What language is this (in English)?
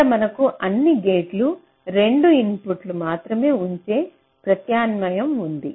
Telugu